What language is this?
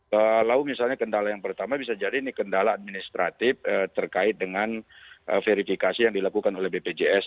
Indonesian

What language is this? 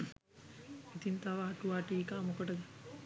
Sinhala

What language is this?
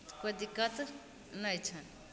Maithili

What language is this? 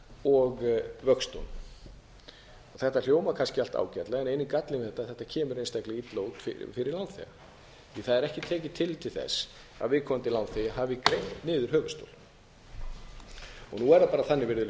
Icelandic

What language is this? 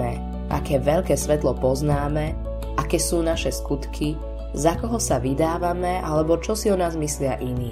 Slovak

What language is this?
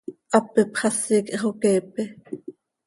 Seri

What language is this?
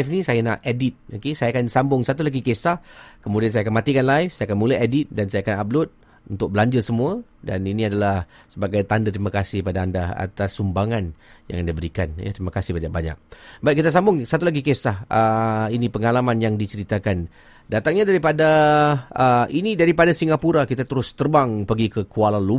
Malay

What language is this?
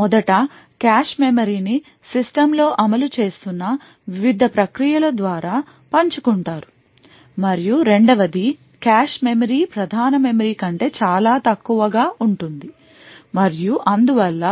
Telugu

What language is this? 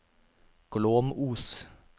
Norwegian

